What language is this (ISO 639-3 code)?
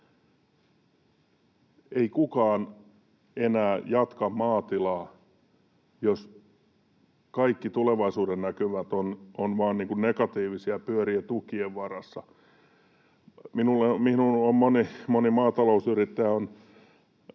fin